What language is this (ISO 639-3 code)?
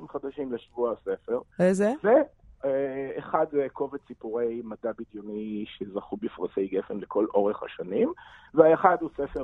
heb